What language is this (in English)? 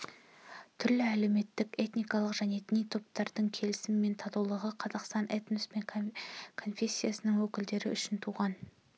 Kazakh